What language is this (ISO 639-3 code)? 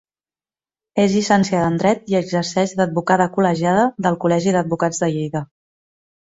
cat